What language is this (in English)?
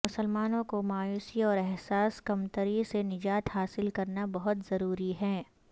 Urdu